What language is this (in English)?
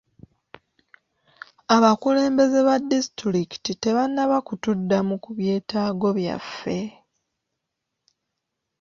Ganda